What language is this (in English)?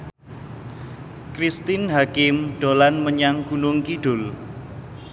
Javanese